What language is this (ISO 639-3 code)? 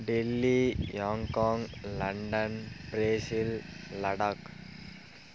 tam